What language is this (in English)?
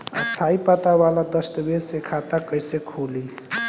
Bhojpuri